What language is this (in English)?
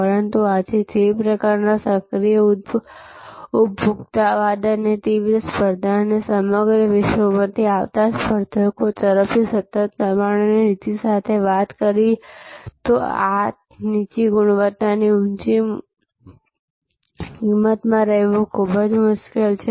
Gujarati